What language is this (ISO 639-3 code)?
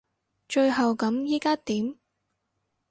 yue